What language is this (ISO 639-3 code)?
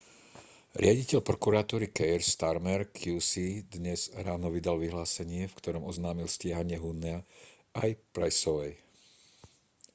slk